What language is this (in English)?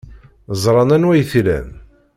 Kabyle